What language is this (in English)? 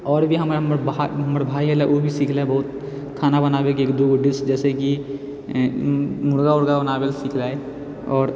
Maithili